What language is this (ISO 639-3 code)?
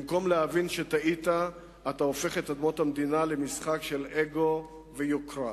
heb